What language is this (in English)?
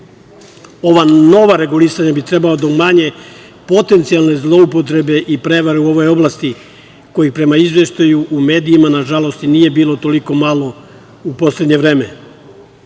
Serbian